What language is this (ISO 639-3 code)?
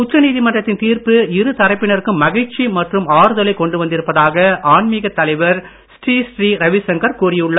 tam